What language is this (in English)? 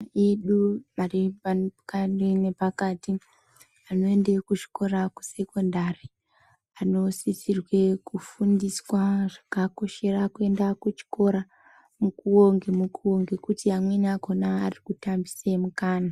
Ndau